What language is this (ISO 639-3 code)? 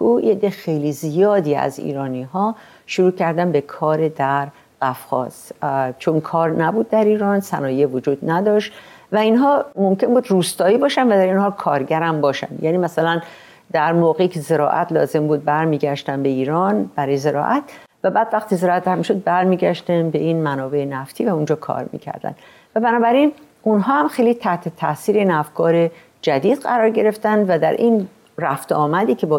fas